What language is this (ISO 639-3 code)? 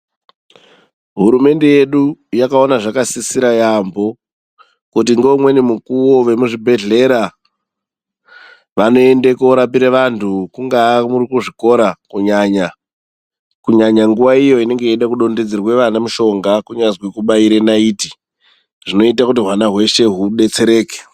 ndc